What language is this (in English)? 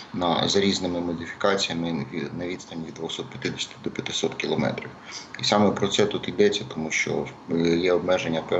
Ukrainian